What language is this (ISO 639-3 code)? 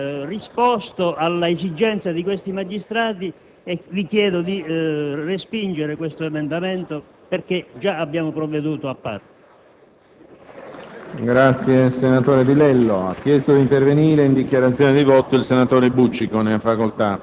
ita